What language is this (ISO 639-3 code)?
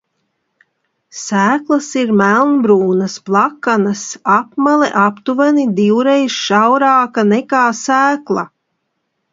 lav